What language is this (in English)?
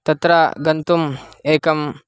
Sanskrit